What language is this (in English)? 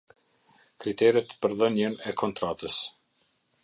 Albanian